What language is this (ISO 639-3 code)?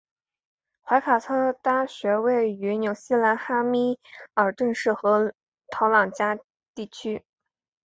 zho